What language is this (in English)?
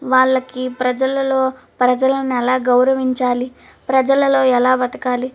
Telugu